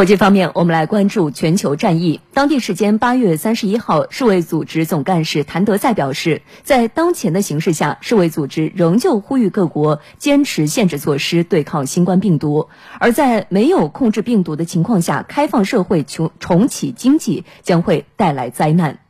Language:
Chinese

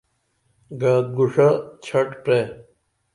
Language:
Dameli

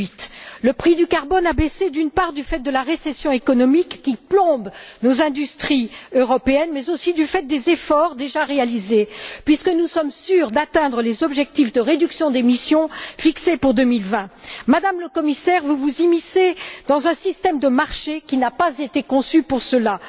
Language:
French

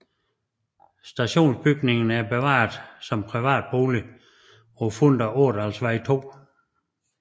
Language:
Danish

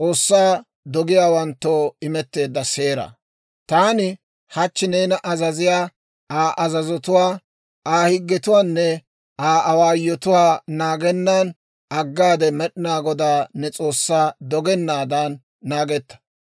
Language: Dawro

